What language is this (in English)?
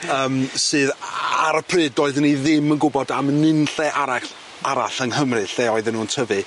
Welsh